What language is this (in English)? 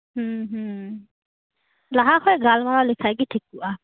Santali